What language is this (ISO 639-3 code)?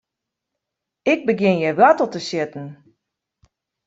fry